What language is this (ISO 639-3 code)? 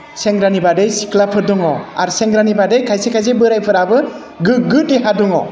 brx